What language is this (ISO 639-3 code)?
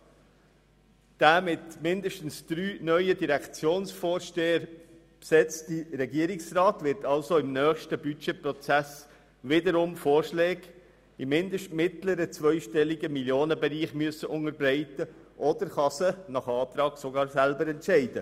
gsw